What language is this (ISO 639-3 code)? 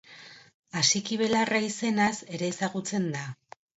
eus